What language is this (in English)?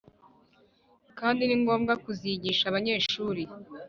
Kinyarwanda